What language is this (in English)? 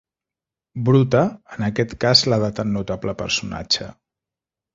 Catalan